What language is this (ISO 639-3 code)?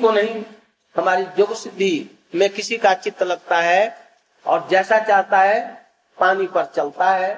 hin